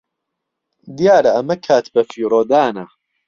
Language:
Central Kurdish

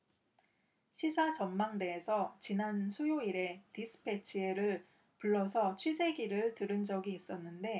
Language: Korean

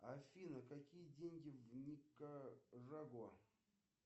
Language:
Russian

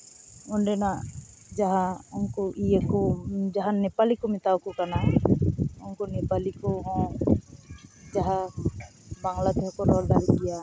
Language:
Santali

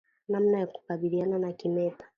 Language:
Swahili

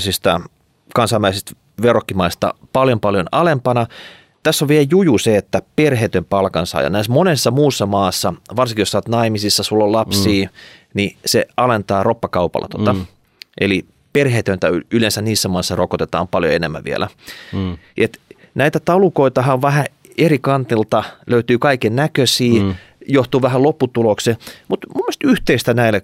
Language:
Finnish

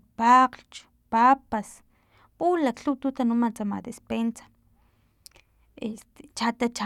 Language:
Filomena Mata-Coahuitlán Totonac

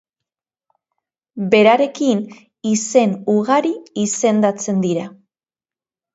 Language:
Basque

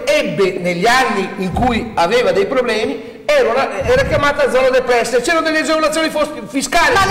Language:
Italian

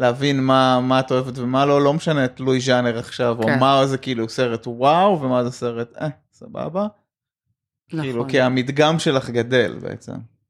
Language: Hebrew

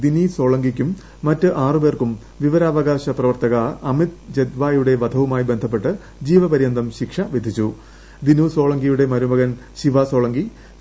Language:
Malayalam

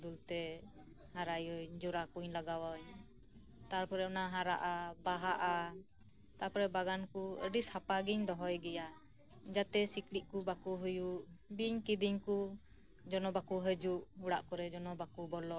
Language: Santali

